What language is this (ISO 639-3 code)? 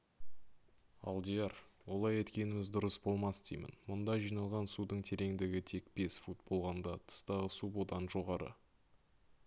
kaz